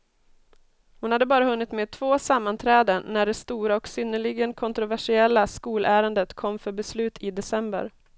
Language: Swedish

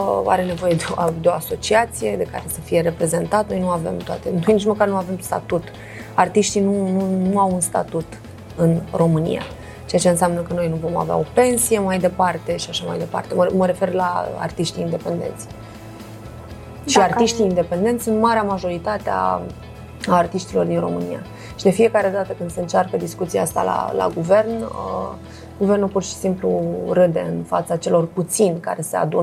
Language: Romanian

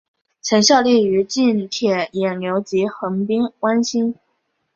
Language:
Chinese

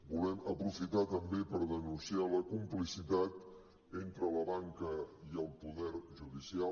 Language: Catalan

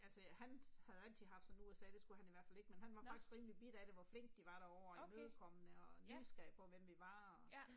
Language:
Danish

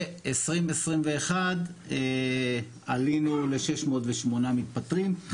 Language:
Hebrew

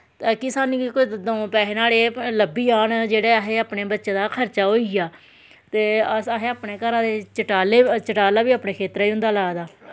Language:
Dogri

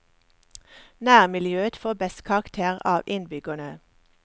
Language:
Norwegian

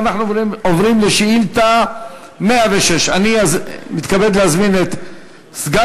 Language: Hebrew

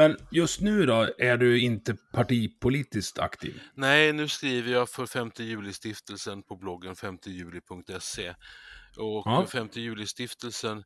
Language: Swedish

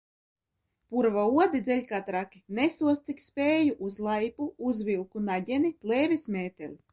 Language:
Latvian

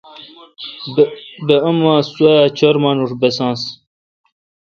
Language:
Kalkoti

